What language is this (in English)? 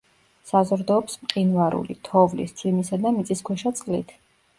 Georgian